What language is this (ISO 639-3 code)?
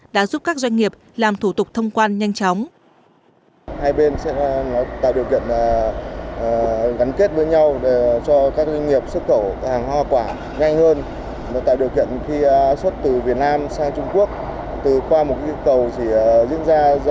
vie